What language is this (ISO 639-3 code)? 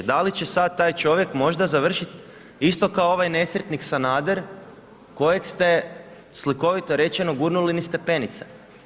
hrv